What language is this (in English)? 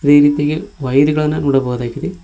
Kannada